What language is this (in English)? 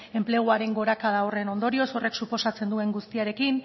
Basque